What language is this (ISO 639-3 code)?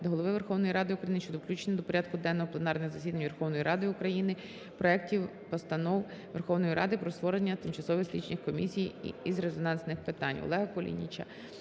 ukr